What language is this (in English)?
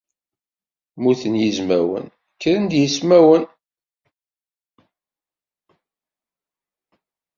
Kabyle